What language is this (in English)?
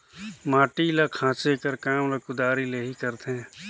Chhattisgarhi